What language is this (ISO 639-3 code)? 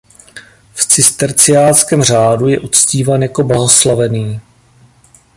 ces